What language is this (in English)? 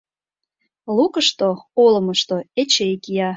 Mari